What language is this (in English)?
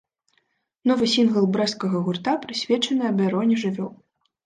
Belarusian